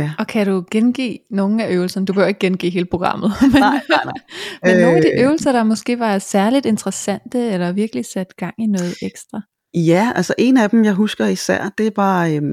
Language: Danish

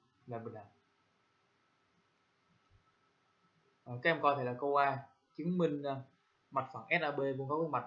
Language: Vietnamese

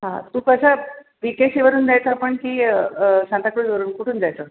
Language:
Marathi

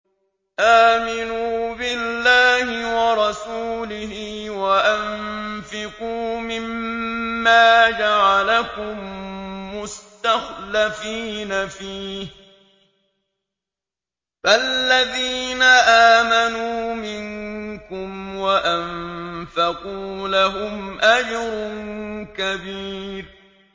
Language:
Arabic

